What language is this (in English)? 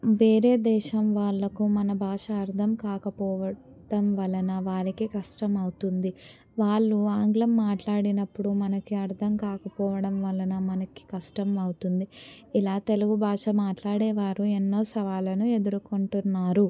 Telugu